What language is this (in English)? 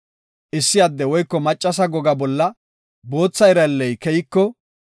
Gofa